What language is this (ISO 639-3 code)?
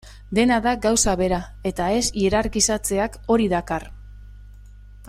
eus